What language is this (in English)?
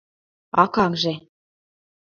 Mari